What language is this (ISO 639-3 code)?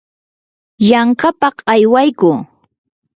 qur